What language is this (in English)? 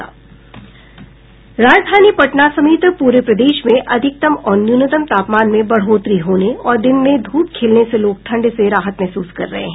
Hindi